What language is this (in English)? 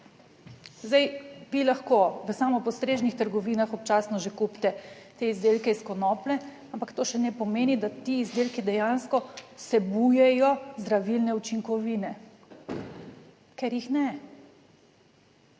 Slovenian